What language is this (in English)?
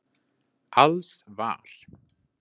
Icelandic